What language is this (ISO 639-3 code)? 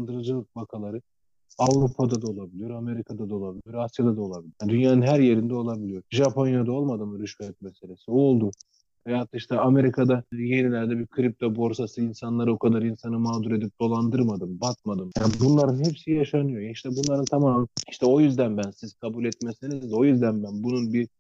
tur